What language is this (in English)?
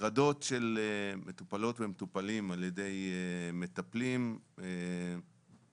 Hebrew